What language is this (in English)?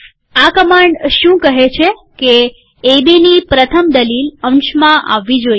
Gujarati